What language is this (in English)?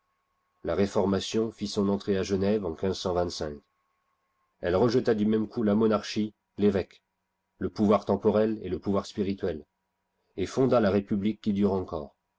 French